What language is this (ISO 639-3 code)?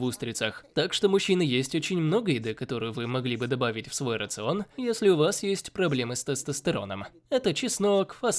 rus